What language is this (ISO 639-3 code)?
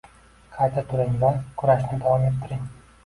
uzb